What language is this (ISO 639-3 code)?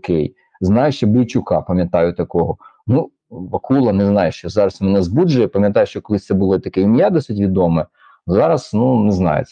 ukr